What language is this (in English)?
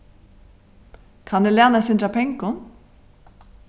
Faroese